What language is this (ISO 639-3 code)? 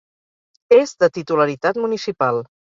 cat